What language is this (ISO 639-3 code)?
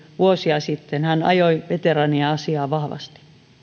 fin